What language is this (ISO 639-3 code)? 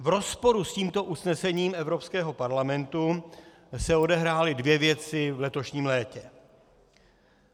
ces